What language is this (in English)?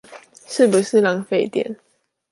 Chinese